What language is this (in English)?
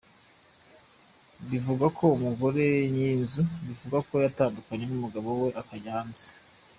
Kinyarwanda